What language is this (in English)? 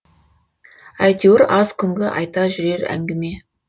Kazakh